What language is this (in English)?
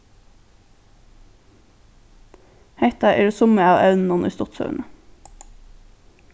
Faroese